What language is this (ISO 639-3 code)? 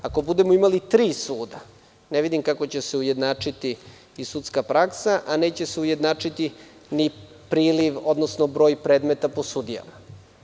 srp